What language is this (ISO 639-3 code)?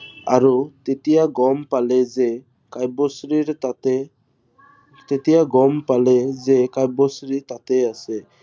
asm